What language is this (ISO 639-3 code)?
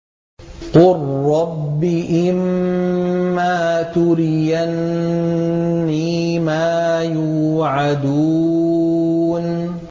ara